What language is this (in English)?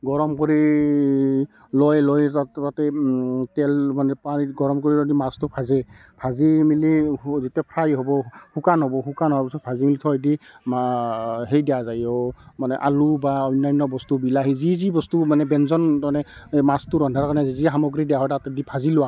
Assamese